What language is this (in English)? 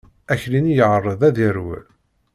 Kabyle